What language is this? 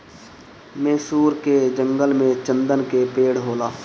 Bhojpuri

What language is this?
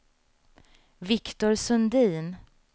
Swedish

